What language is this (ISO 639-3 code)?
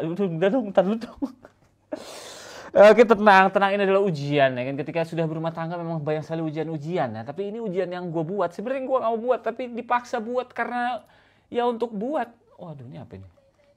ind